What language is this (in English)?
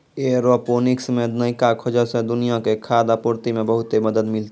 Maithili